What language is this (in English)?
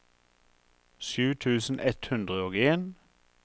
Norwegian